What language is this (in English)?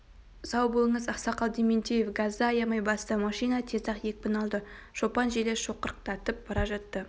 Kazakh